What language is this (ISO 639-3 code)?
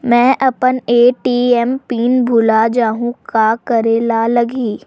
hne